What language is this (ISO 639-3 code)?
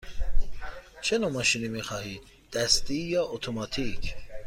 fas